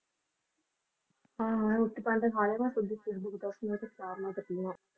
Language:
Punjabi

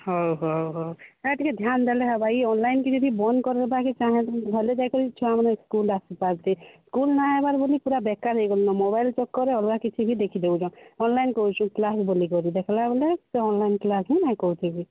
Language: Odia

